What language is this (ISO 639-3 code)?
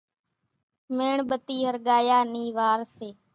gjk